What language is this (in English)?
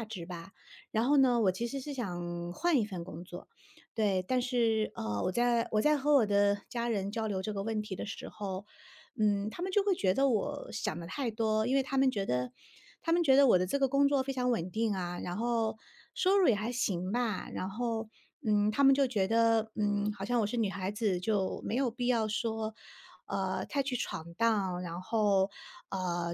Chinese